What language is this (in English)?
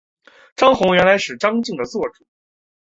Chinese